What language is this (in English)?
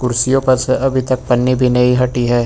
Hindi